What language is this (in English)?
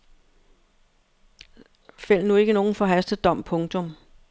Danish